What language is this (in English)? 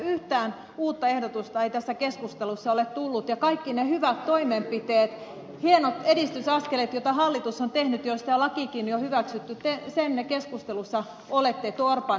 Finnish